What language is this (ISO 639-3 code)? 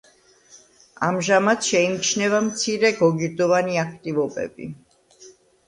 kat